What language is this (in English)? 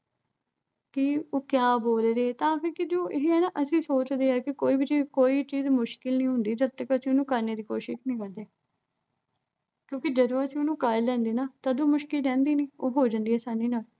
Punjabi